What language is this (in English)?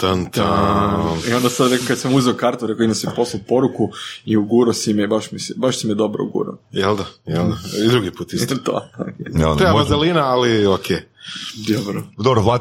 Croatian